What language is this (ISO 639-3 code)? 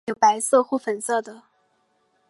zho